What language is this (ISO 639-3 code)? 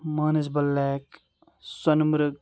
kas